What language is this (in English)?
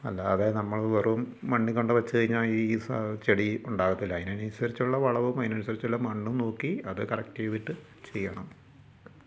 Malayalam